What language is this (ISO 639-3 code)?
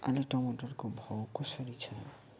nep